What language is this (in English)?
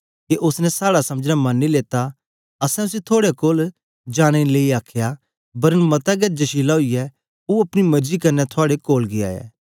Dogri